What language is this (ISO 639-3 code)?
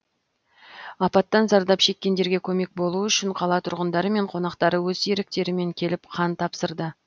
kaz